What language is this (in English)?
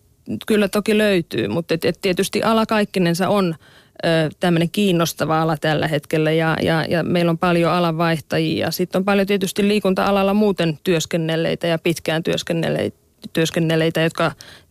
Finnish